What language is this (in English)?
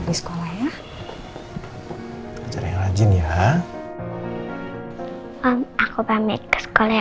Indonesian